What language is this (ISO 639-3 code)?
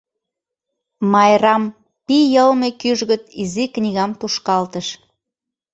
chm